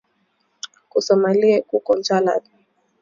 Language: Swahili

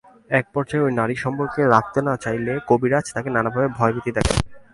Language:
Bangla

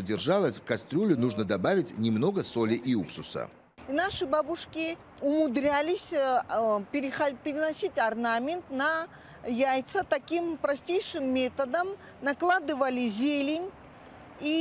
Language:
Russian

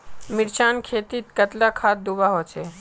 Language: Magahi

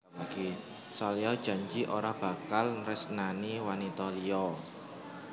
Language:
Javanese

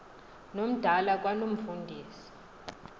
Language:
Xhosa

